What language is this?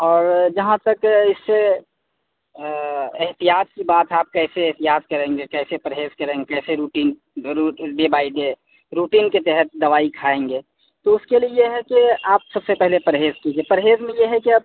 Urdu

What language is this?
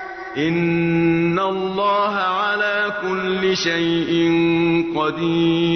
Arabic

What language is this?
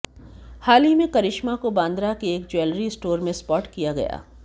Hindi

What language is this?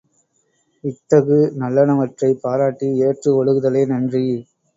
Tamil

